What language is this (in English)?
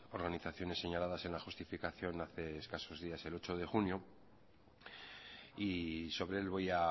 Spanish